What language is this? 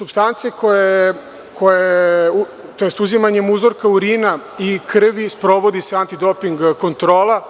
Serbian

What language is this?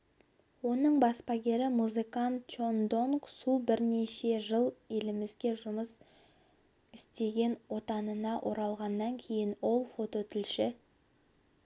Kazakh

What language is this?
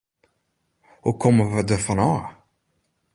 Western Frisian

